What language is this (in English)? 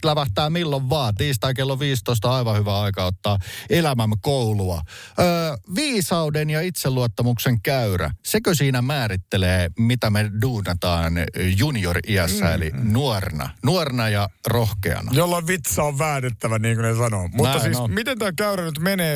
Finnish